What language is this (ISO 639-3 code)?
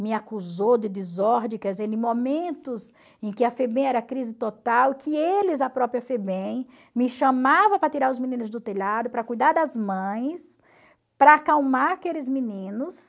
por